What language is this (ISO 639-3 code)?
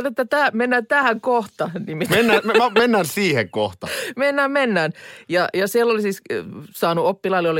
fin